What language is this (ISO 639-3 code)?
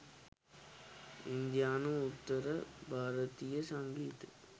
sin